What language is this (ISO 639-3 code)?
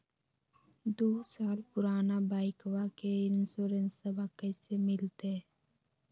mag